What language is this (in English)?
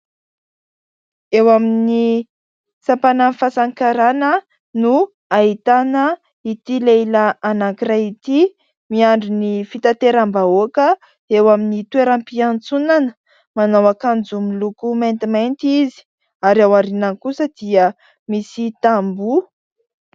Malagasy